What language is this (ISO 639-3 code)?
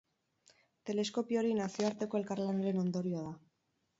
eus